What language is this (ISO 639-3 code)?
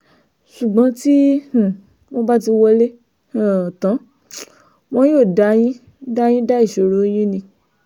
yor